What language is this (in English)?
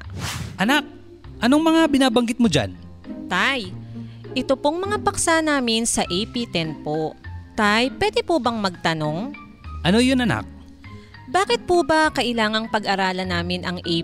Filipino